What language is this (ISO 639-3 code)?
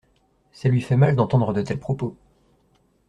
fra